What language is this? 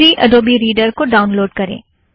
Hindi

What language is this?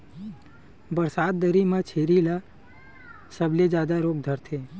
Chhattisgarhi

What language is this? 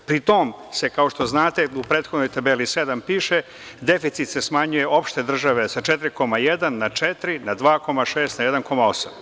Serbian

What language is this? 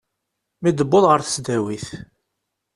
Kabyle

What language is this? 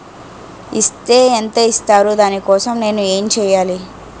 Telugu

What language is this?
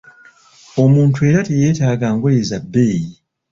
Ganda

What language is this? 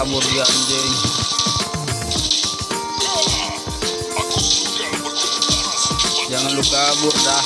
Indonesian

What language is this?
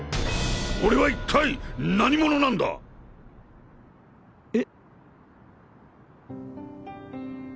Japanese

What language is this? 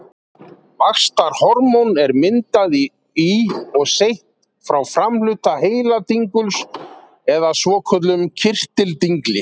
Icelandic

